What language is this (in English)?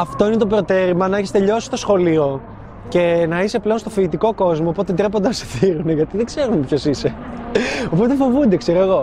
Greek